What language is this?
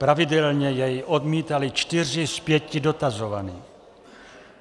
Czech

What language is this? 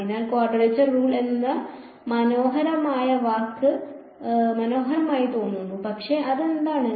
Malayalam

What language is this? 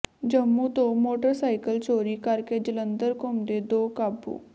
Punjabi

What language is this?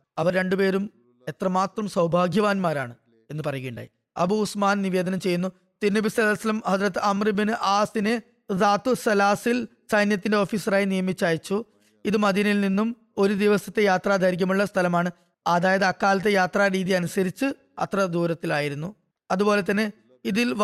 Malayalam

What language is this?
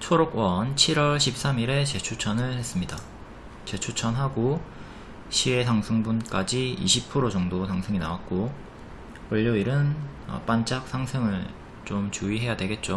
Korean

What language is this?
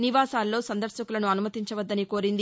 Telugu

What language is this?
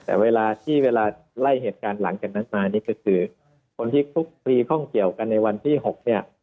Thai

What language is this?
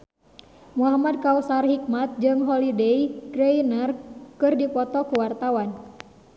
Sundanese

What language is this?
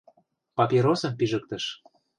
Mari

